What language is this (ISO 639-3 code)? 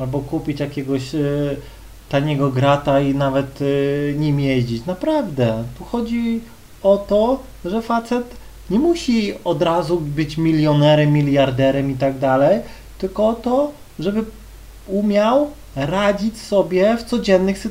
pol